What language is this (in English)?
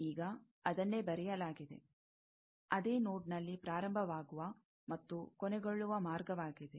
Kannada